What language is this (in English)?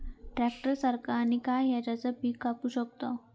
Marathi